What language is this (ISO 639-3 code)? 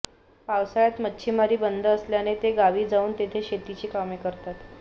mar